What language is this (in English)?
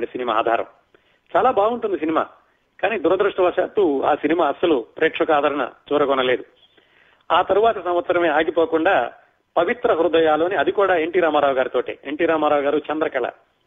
Telugu